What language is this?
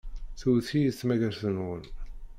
Kabyle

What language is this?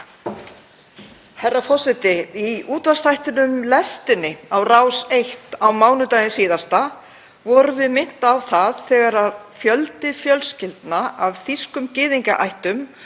Icelandic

